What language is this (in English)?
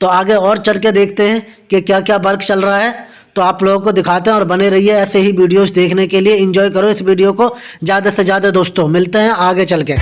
Hindi